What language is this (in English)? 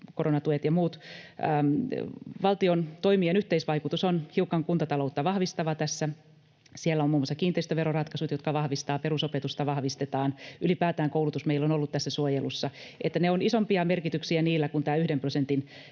Finnish